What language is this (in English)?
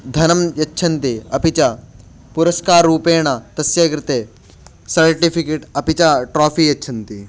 Sanskrit